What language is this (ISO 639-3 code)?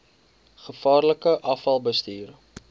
afr